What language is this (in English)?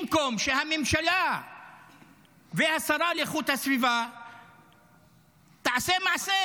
Hebrew